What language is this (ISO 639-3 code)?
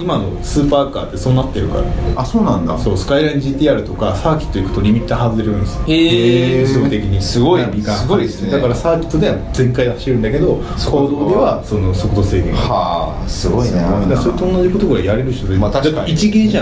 jpn